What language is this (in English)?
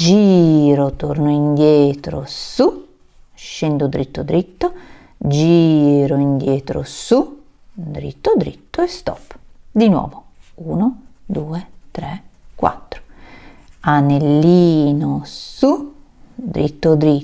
Italian